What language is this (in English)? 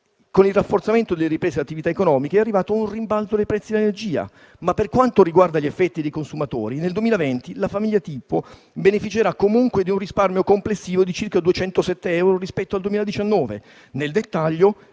Italian